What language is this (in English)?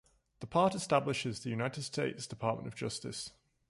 English